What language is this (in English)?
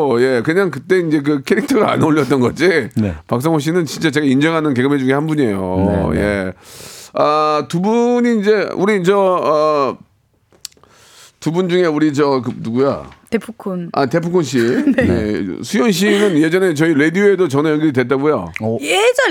Korean